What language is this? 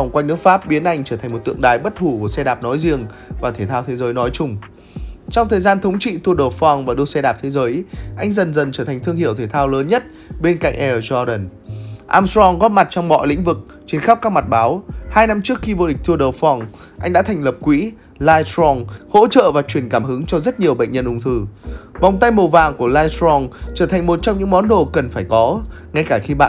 Vietnamese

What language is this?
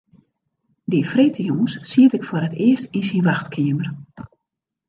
Western Frisian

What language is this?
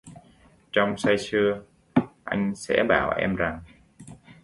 Vietnamese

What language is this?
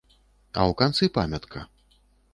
Belarusian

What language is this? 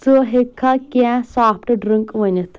Kashmiri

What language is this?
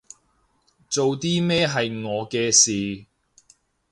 Cantonese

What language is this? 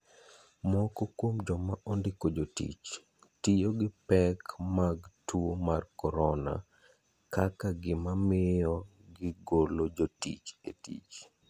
Luo (Kenya and Tanzania)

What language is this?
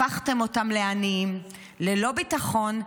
Hebrew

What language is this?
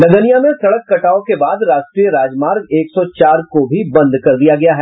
Hindi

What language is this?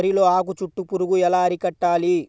Telugu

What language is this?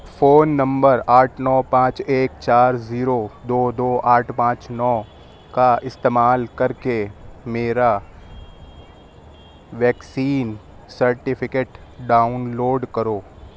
Urdu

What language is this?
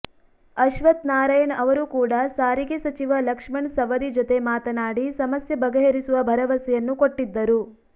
Kannada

